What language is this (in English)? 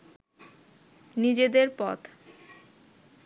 Bangla